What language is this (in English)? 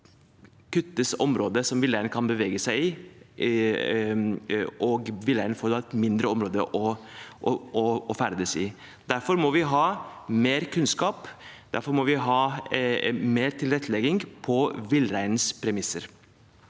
Norwegian